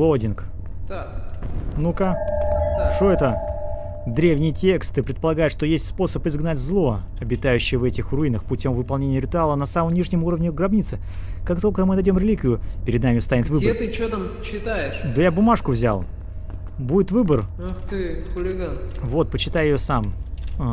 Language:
Russian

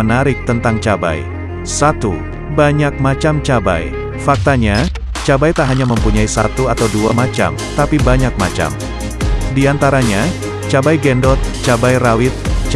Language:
Indonesian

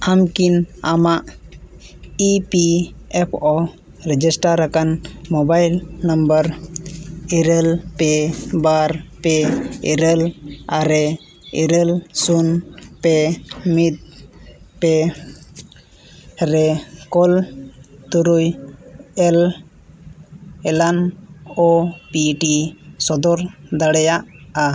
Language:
Santali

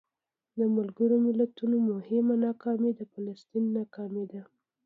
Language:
Pashto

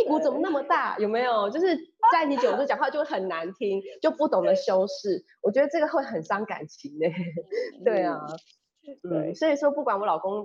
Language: Chinese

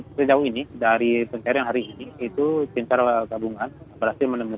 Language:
Indonesian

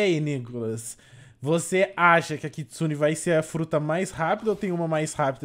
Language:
Portuguese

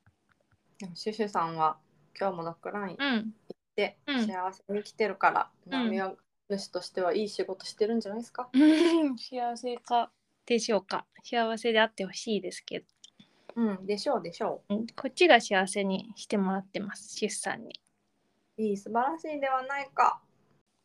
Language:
Japanese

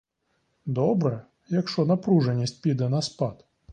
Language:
Ukrainian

